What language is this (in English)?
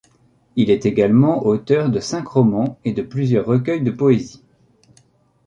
French